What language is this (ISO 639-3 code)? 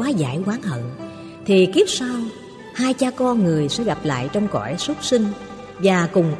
vie